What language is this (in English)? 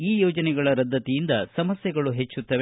Kannada